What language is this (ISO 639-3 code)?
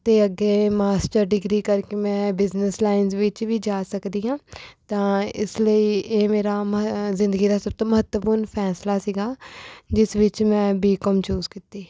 pan